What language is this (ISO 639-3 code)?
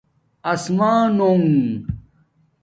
dmk